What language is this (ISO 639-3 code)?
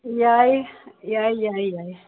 mni